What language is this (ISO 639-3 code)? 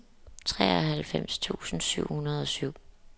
dan